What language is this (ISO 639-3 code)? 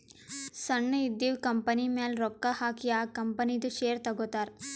kan